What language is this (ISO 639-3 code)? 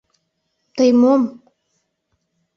chm